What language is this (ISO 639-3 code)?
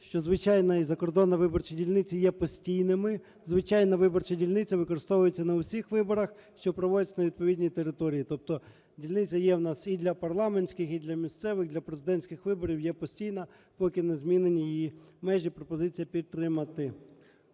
ukr